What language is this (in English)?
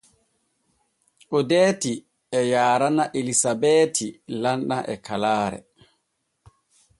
Borgu Fulfulde